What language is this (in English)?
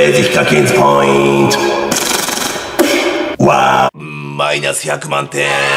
Japanese